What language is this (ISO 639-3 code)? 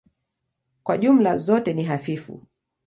swa